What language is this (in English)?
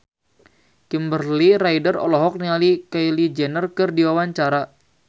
Sundanese